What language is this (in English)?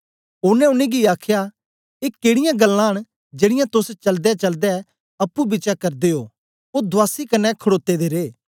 Dogri